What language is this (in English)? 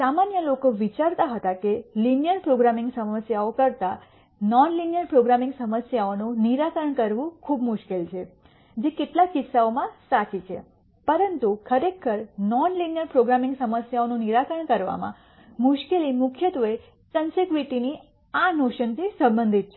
Gujarati